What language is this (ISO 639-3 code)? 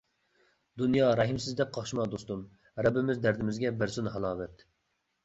uig